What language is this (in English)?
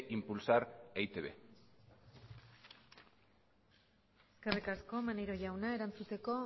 Basque